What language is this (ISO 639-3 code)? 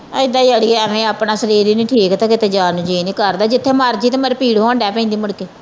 pan